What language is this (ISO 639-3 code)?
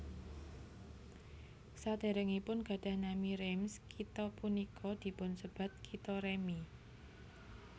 jav